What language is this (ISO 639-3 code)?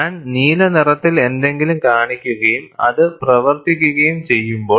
mal